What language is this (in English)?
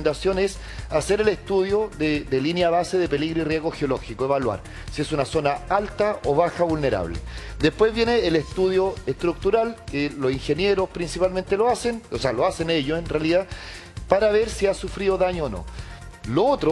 Spanish